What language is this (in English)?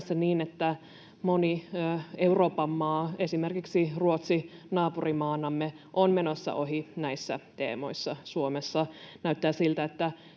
Finnish